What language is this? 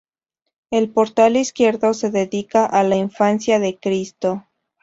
Spanish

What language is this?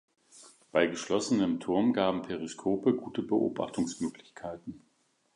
German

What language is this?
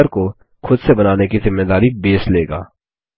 Hindi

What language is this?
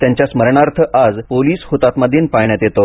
Marathi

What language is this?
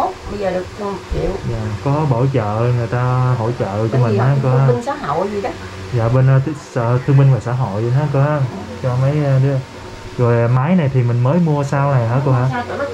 Vietnamese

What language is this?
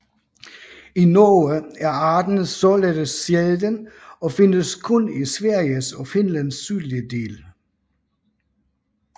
Danish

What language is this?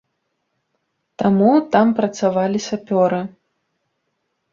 Belarusian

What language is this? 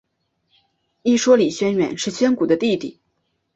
Chinese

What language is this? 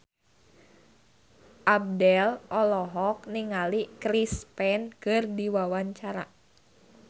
Sundanese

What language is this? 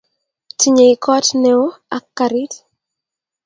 Kalenjin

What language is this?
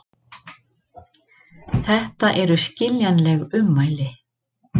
Icelandic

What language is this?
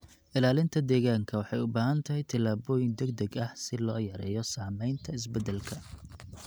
Somali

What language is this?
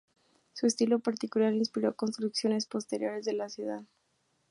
Spanish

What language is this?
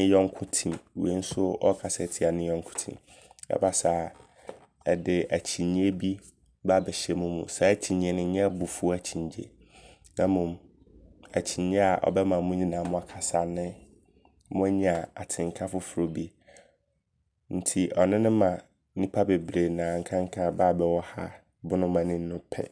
Abron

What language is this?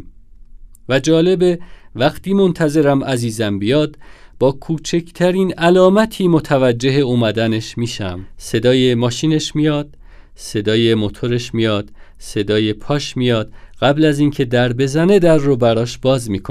Persian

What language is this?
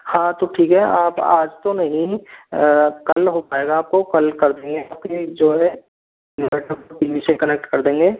Hindi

